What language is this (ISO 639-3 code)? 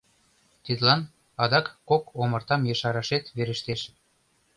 chm